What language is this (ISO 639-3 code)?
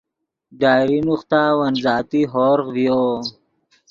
ydg